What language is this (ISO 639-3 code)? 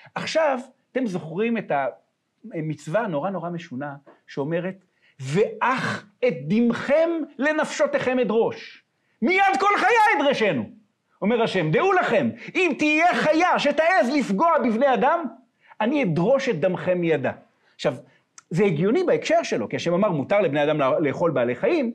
heb